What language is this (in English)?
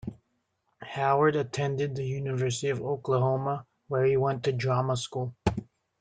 English